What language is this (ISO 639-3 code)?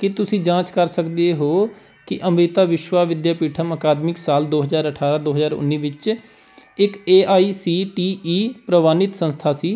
pan